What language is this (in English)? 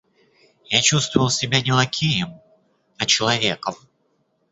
Russian